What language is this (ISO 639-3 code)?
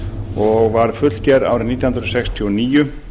isl